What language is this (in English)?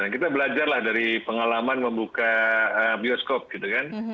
Indonesian